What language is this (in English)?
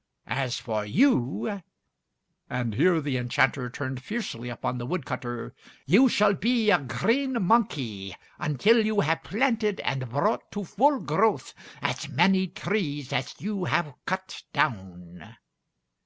English